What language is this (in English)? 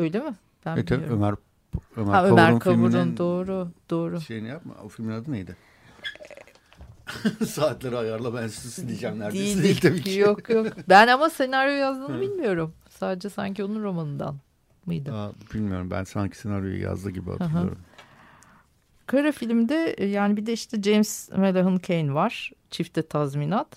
Turkish